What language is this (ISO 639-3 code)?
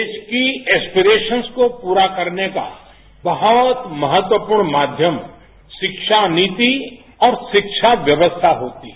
hin